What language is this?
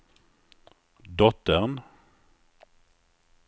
Swedish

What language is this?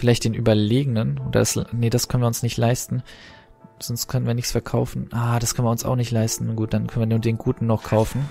German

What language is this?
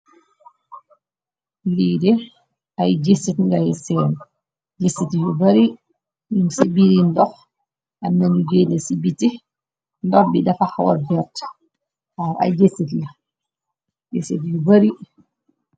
Wolof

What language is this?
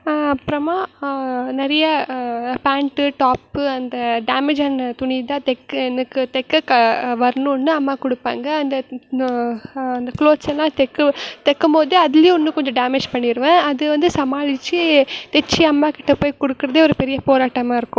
Tamil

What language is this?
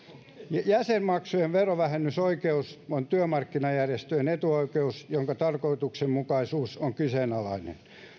Finnish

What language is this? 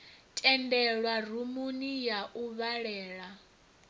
Venda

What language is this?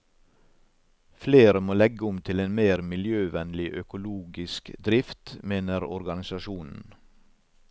Norwegian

